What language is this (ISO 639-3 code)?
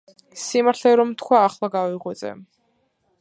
kat